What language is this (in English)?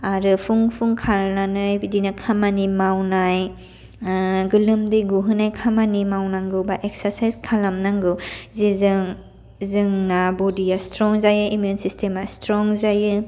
Bodo